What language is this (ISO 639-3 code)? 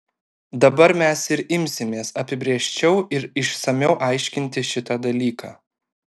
lit